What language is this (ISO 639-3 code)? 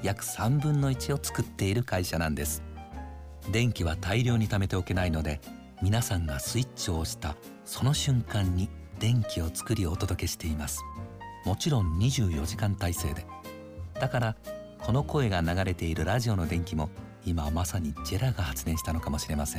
jpn